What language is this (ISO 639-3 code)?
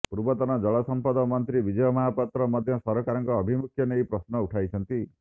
ori